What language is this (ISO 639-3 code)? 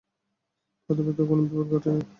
ben